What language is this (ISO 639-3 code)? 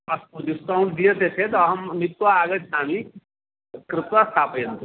san